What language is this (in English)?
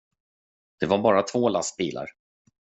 Swedish